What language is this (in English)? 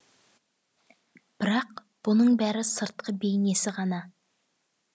Kazakh